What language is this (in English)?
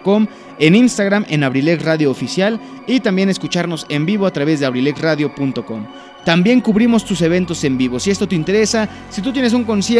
Spanish